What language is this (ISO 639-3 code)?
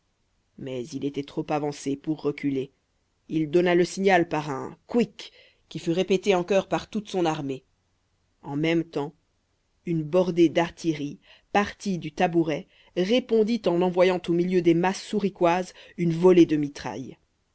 fra